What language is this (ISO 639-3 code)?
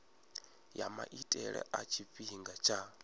ven